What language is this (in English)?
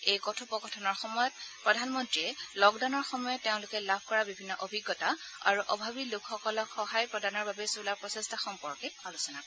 Assamese